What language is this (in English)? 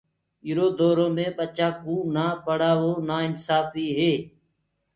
Gurgula